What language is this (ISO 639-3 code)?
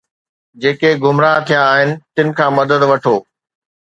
snd